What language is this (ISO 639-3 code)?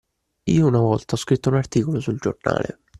ita